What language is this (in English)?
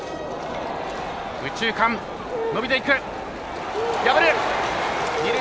Japanese